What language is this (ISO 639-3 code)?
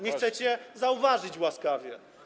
pol